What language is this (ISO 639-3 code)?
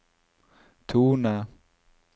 nor